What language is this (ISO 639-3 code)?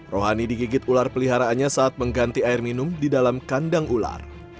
ind